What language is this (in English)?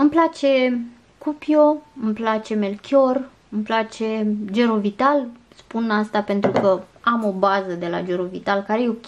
Romanian